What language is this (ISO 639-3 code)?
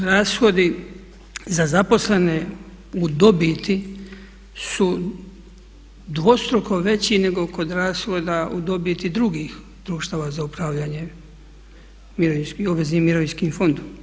hrv